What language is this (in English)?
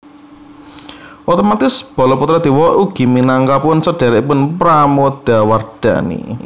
Javanese